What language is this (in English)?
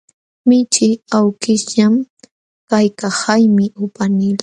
Jauja Wanca Quechua